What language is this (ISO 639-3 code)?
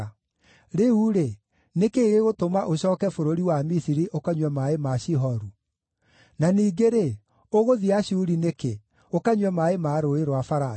kik